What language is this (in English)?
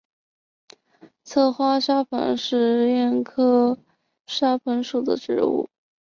Chinese